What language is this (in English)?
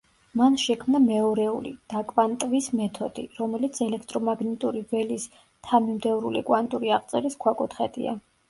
Georgian